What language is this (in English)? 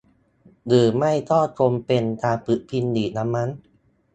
Thai